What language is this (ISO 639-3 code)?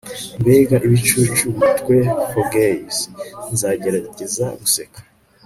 kin